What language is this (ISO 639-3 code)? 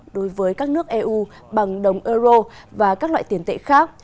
vie